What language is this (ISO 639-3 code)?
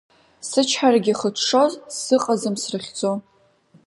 abk